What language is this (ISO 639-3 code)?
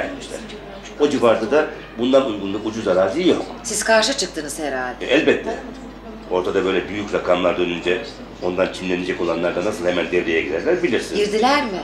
tur